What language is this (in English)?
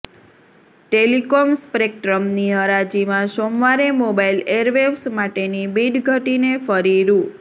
Gujarati